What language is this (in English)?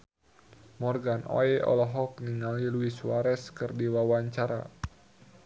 Sundanese